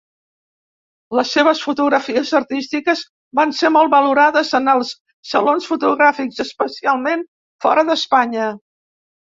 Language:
Catalan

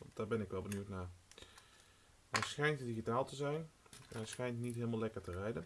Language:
Dutch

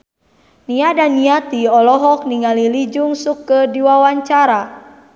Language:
Sundanese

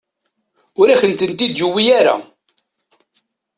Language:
Kabyle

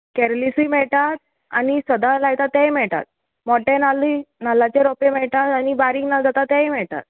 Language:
Konkani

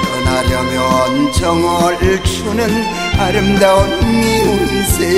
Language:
Korean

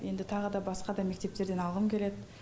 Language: Kazakh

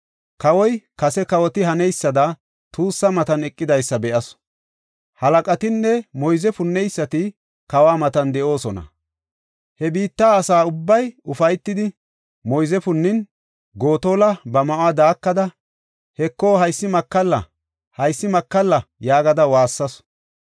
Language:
Gofa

